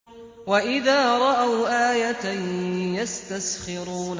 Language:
Arabic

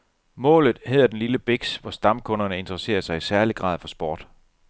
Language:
Danish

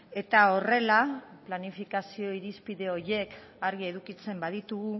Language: Basque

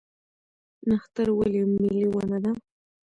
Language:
Pashto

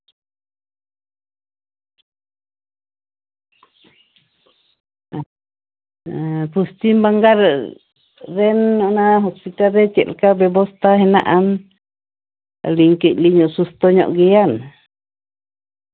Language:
Santali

